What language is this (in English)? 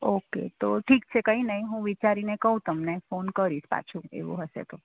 Gujarati